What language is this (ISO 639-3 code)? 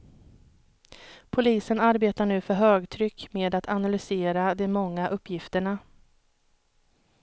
swe